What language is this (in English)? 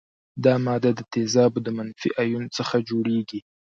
Pashto